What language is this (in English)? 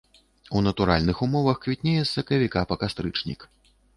Belarusian